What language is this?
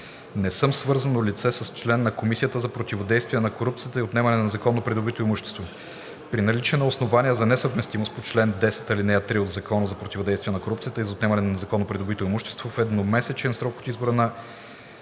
Bulgarian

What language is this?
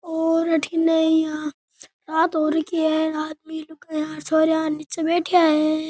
Rajasthani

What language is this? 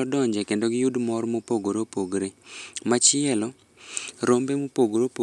Luo (Kenya and Tanzania)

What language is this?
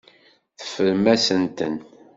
Kabyle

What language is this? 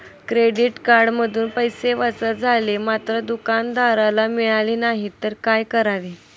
Marathi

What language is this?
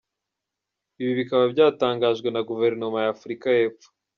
Kinyarwanda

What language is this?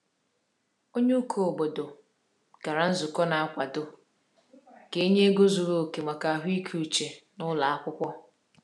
Igbo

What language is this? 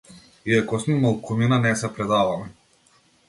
Macedonian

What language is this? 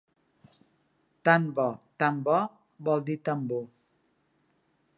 Catalan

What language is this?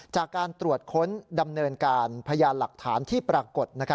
Thai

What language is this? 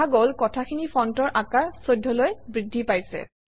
Assamese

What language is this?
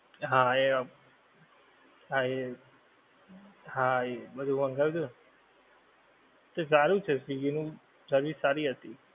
Gujarati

